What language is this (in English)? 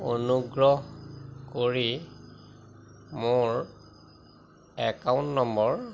Assamese